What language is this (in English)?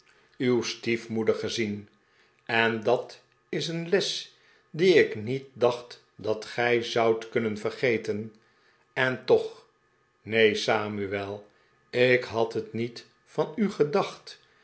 Dutch